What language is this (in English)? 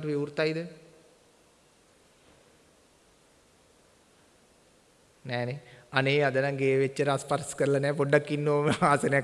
Indonesian